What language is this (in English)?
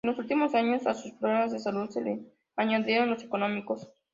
Spanish